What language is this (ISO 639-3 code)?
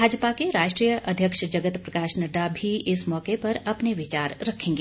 hin